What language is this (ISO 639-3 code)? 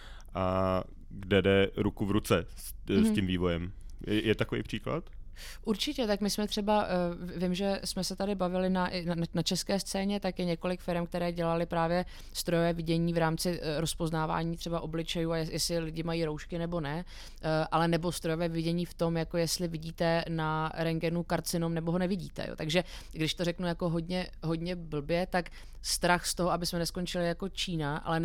ces